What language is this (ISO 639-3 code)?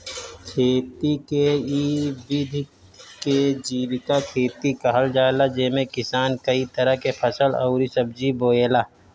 bho